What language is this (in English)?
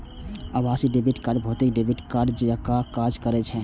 Maithili